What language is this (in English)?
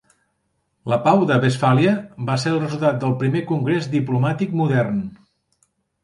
Catalan